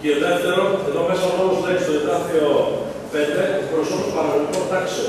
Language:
Greek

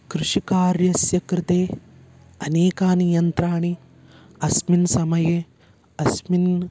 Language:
Sanskrit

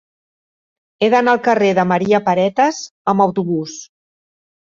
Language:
Catalan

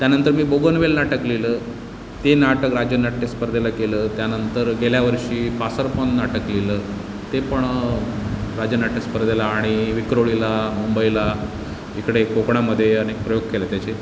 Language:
Marathi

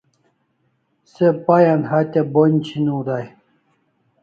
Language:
Kalasha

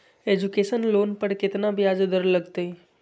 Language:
Magahi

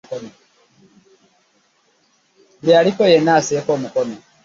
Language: Ganda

